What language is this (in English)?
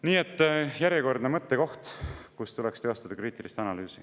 Estonian